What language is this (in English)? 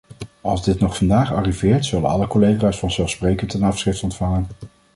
Dutch